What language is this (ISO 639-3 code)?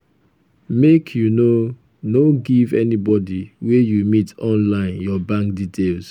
pcm